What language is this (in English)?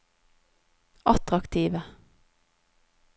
Norwegian